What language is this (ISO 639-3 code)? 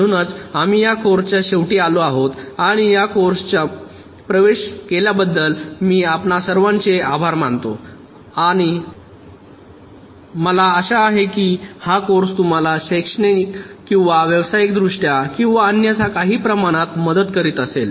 mar